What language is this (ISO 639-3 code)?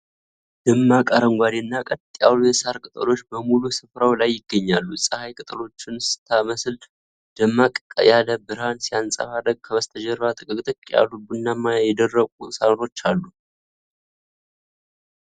amh